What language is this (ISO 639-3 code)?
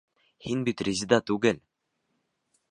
bak